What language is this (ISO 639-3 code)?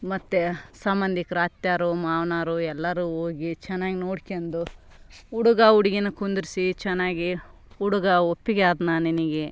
kan